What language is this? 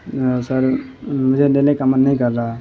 Urdu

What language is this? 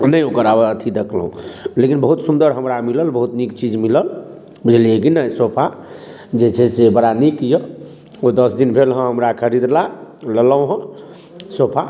Maithili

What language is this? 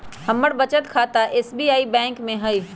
Magahi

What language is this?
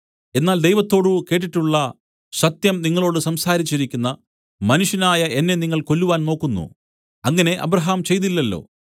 Malayalam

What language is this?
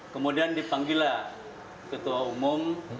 Indonesian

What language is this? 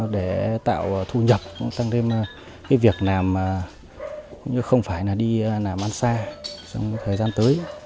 Vietnamese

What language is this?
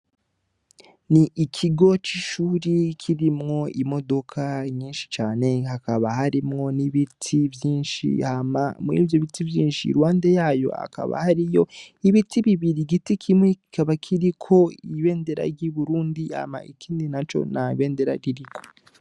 Rundi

